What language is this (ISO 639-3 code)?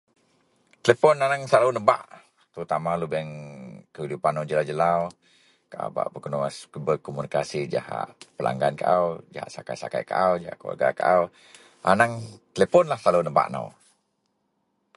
mel